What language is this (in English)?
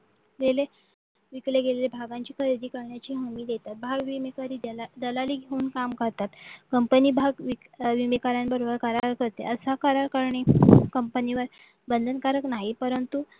Marathi